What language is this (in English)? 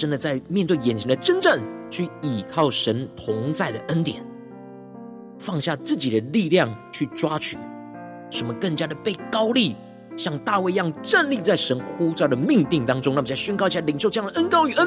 Chinese